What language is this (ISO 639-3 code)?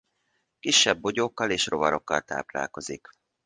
hun